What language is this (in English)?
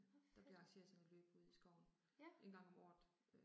Danish